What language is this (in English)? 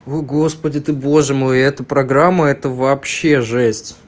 Russian